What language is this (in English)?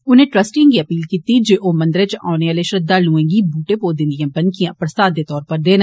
Dogri